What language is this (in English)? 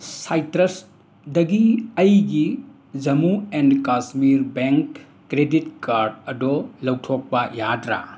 Manipuri